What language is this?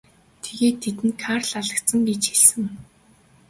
Mongolian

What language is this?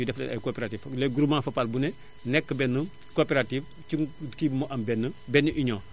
Wolof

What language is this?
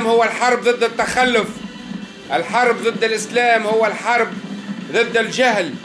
Arabic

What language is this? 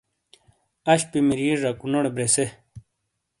Shina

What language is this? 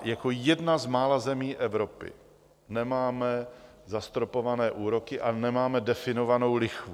Czech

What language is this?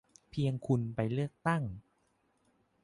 Thai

